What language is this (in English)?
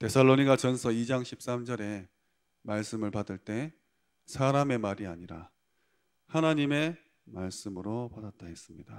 Korean